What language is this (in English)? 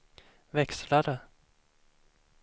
Swedish